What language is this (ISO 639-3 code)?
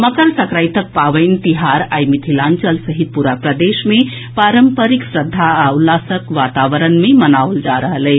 mai